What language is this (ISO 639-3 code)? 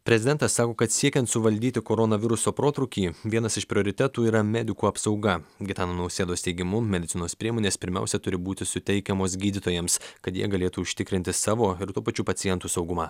lit